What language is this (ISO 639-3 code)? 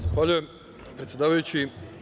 srp